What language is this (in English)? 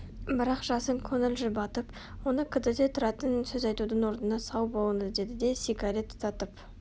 Kazakh